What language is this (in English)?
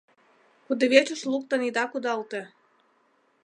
Mari